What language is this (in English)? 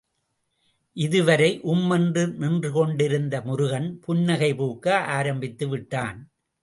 Tamil